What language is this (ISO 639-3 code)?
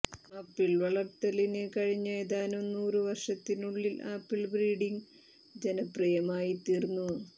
mal